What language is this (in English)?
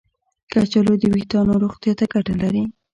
Pashto